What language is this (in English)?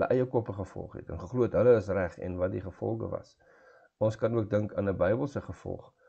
Dutch